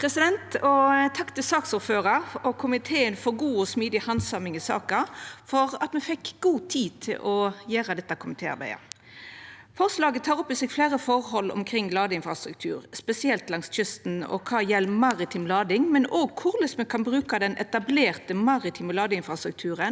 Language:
Norwegian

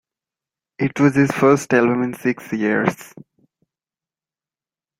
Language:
English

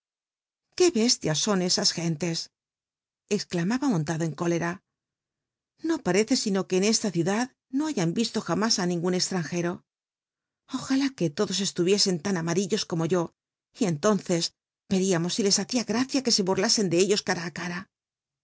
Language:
Spanish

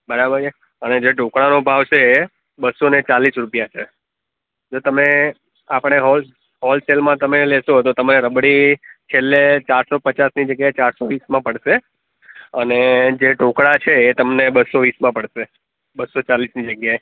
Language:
Gujarati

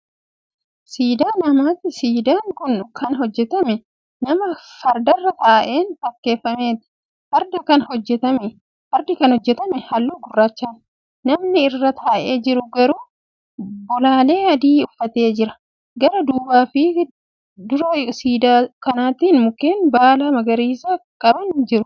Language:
Oromo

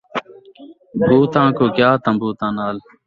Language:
Saraiki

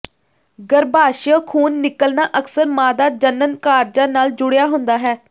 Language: Punjabi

